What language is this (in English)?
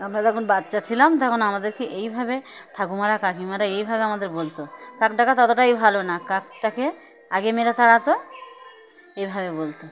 Bangla